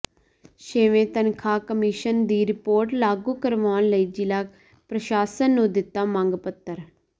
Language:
Punjabi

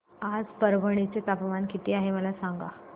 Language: Marathi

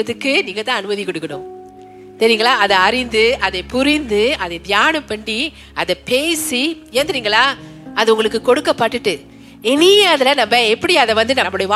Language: Tamil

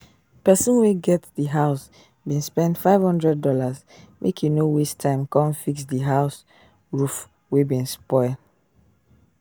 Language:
Nigerian Pidgin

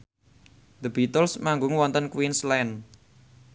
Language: Javanese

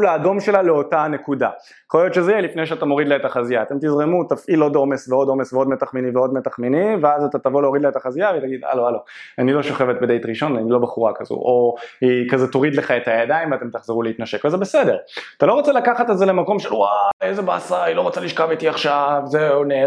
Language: Hebrew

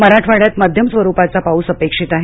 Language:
Marathi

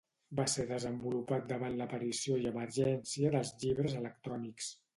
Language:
Catalan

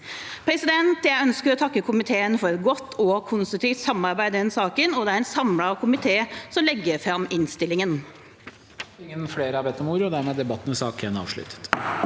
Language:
Norwegian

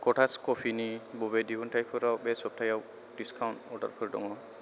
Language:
Bodo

